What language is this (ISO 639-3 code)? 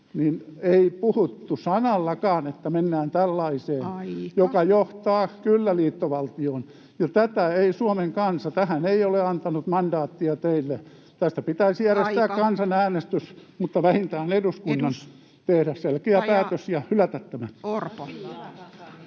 fin